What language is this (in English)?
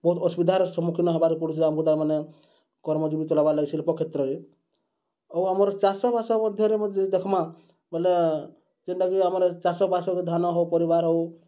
Odia